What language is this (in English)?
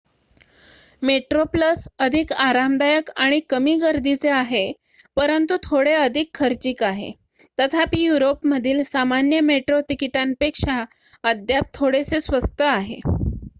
Marathi